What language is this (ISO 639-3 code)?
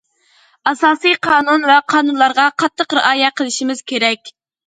uig